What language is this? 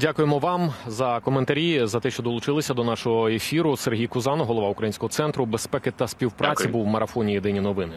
Ukrainian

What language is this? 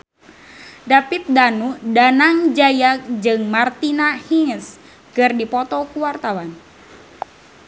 Sundanese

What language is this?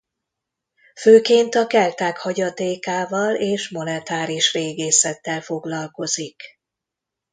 Hungarian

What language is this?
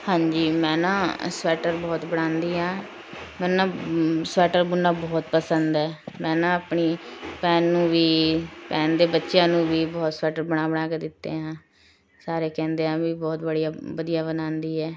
Punjabi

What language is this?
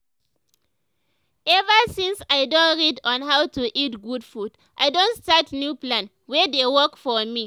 Nigerian Pidgin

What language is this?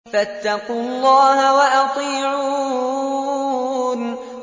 Arabic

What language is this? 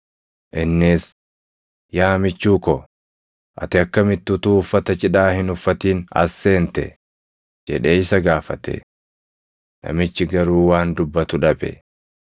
Oromo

